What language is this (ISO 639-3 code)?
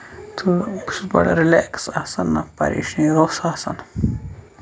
kas